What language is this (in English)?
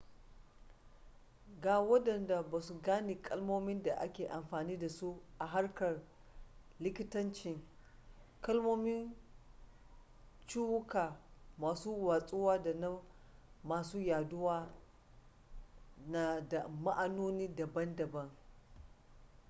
Hausa